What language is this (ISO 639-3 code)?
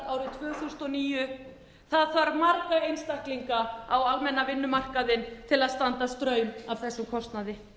isl